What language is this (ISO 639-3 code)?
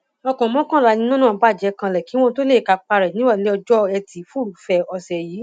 yor